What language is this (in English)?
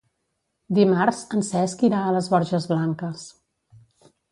Catalan